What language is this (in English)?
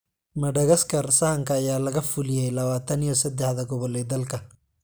Somali